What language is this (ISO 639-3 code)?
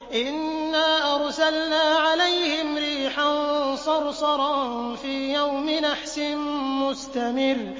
ara